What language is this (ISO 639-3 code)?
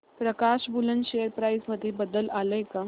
mar